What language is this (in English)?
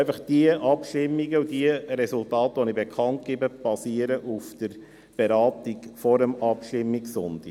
Swiss German